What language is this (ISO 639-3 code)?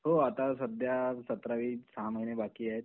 mar